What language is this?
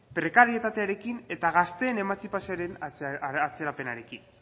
Basque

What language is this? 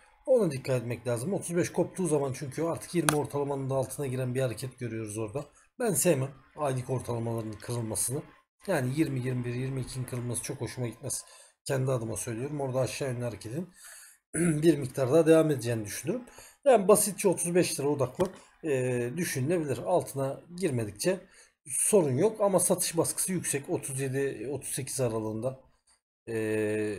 Turkish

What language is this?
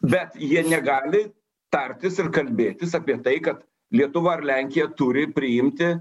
Lithuanian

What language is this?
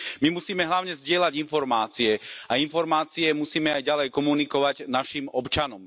Slovak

